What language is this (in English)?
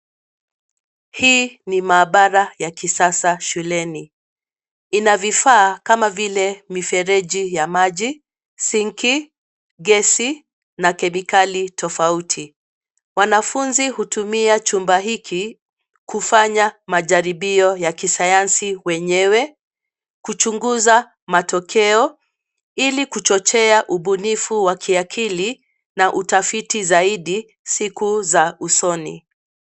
Swahili